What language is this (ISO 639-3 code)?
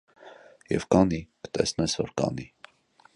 hye